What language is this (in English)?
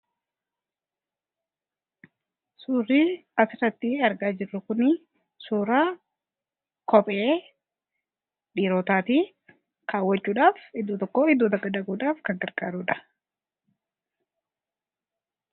Oromo